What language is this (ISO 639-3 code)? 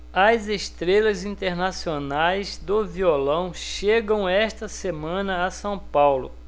por